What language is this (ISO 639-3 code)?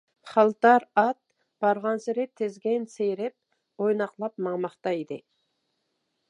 uig